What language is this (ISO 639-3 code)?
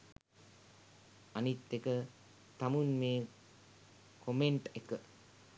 sin